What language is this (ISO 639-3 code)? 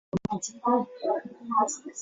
zho